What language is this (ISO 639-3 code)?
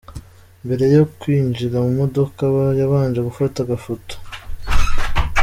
kin